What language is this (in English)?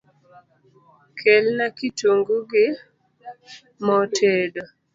Luo (Kenya and Tanzania)